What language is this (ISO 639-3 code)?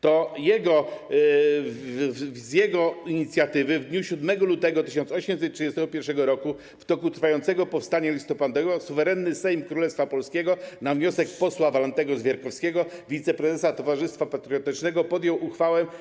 pol